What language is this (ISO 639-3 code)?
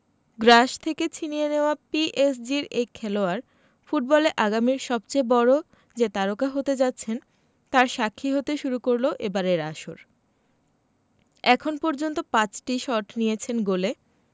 ben